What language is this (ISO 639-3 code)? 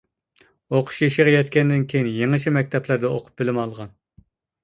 uig